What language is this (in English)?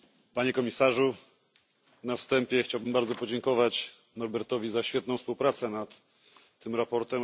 Polish